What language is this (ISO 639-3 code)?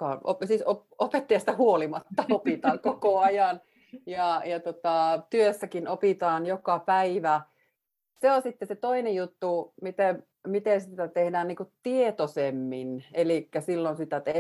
fin